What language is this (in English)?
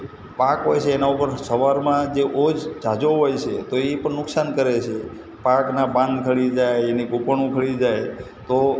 Gujarati